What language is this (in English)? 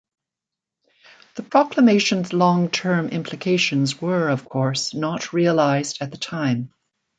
English